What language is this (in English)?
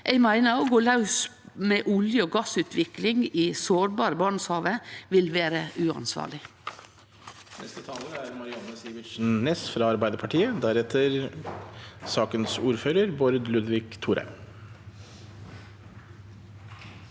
Norwegian